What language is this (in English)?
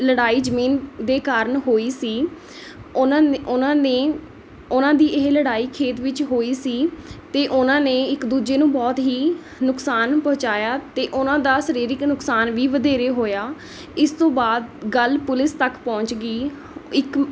Punjabi